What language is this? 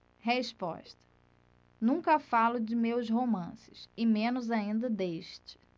Portuguese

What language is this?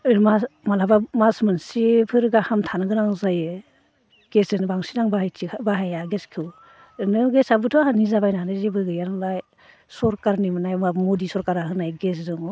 Bodo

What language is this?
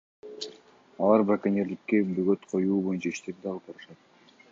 Kyrgyz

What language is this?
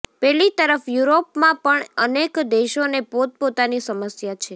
Gujarati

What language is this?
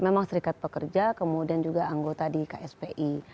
Indonesian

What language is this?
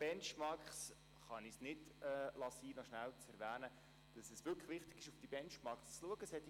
Swiss German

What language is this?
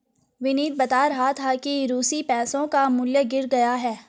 Hindi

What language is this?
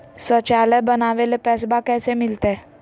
Magahi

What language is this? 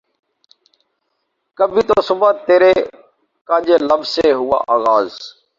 Urdu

